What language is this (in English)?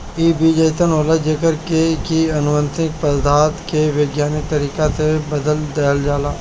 Bhojpuri